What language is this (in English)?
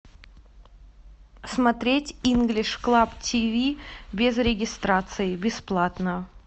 Russian